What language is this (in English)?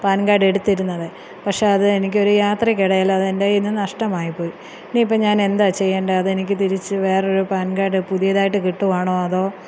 Malayalam